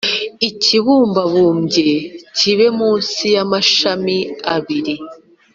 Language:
Kinyarwanda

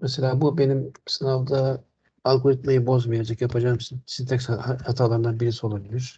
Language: Turkish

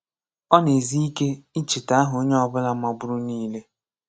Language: Igbo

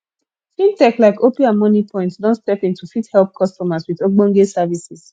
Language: Nigerian Pidgin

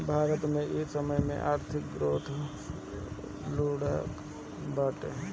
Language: Bhojpuri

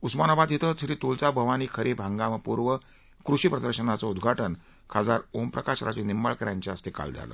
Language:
Marathi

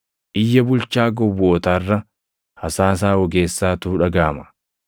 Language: Oromo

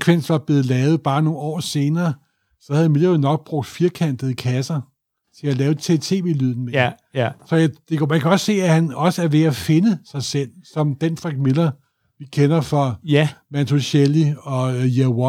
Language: Danish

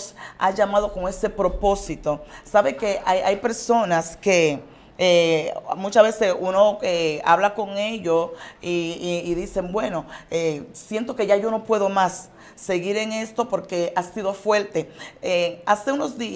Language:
Spanish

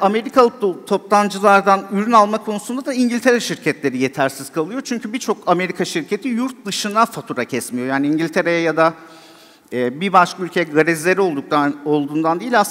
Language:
Turkish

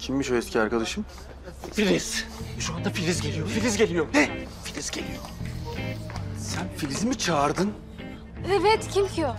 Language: Turkish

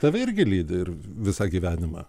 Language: Lithuanian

